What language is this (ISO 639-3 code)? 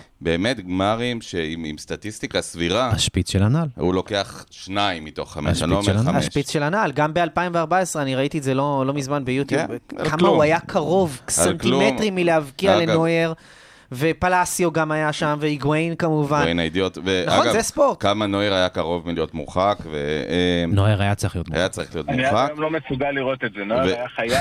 heb